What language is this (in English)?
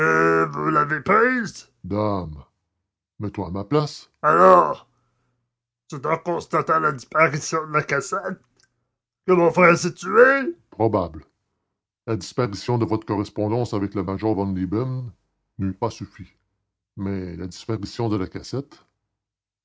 French